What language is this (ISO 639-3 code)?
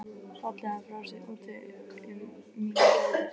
isl